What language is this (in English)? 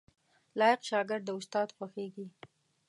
Pashto